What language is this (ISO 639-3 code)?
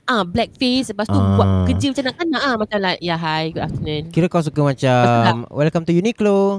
msa